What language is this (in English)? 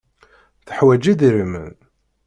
Kabyle